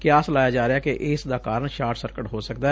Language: Punjabi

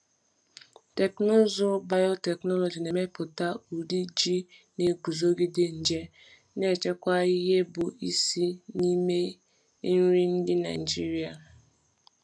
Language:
Igbo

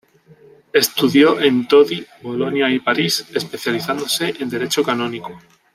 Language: Spanish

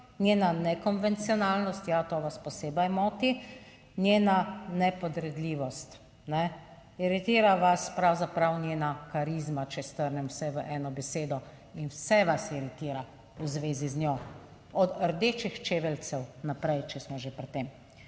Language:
Slovenian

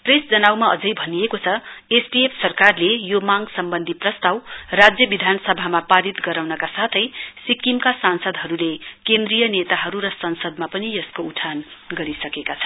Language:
Nepali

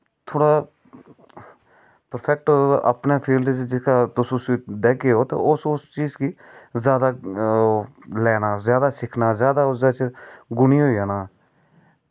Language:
Dogri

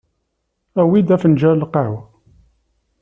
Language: Kabyle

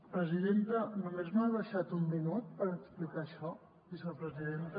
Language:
Catalan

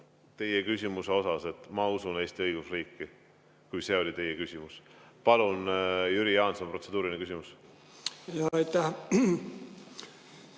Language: Estonian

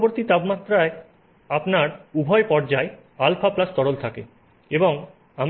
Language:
Bangla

